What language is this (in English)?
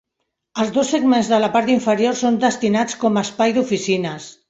Catalan